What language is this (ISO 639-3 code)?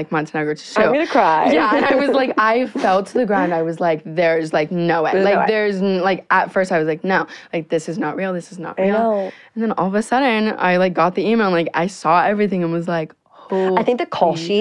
eng